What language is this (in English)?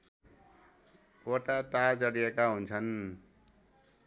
Nepali